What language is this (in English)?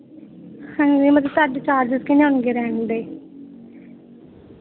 Punjabi